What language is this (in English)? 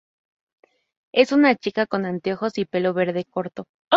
Spanish